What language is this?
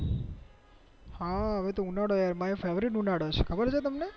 Gujarati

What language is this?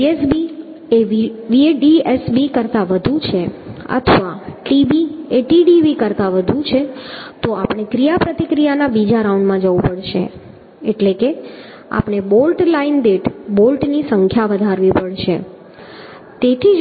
Gujarati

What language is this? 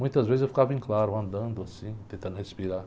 Portuguese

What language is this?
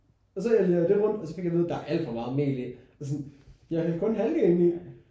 Danish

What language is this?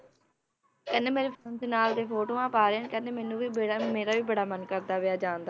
Punjabi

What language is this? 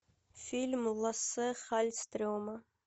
Russian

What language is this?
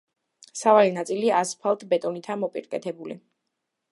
Georgian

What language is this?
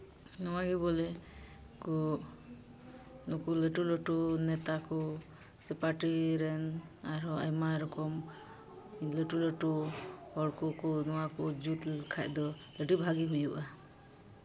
Santali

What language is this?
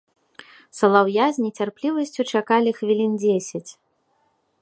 Belarusian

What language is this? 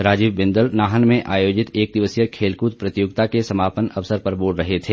Hindi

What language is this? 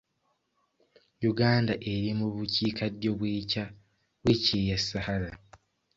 Ganda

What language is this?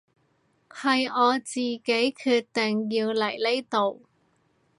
Cantonese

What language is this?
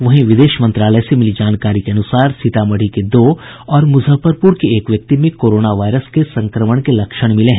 Hindi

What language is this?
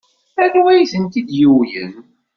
Kabyle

